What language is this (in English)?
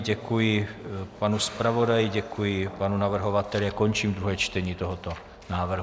Czech